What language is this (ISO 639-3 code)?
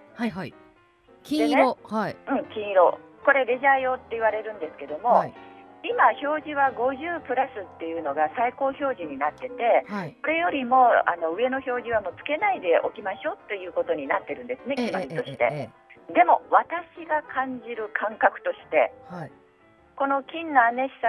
jpn